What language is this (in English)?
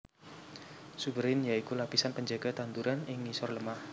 Javanese